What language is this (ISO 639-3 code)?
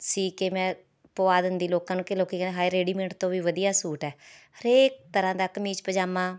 pan